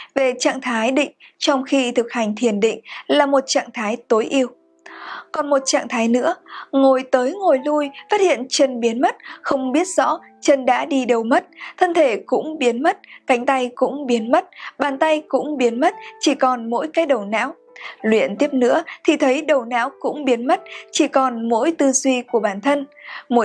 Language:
Vietnamese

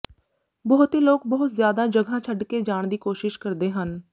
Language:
Punjabi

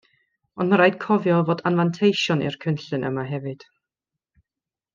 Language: Welsh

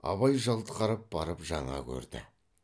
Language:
Kazakh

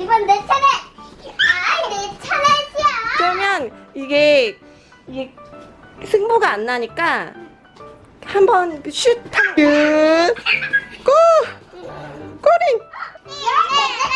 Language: Korean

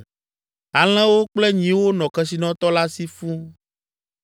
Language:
Ewe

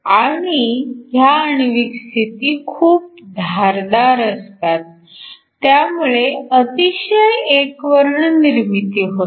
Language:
Marathi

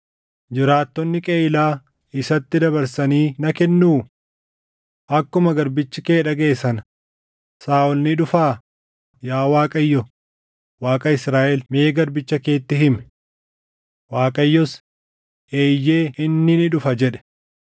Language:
Oromo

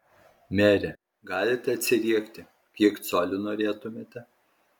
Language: Lithuanian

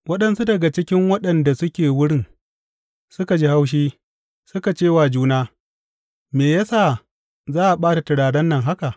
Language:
Hausa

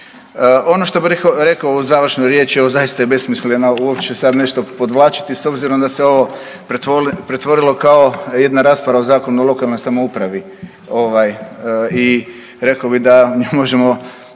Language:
Croatian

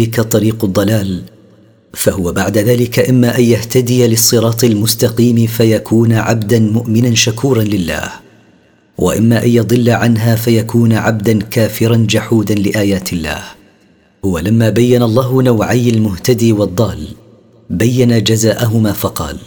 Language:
Arabic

